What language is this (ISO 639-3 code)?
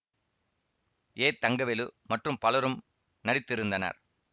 tam